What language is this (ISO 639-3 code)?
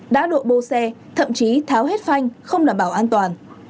vie